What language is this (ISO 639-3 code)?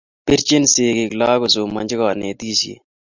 kln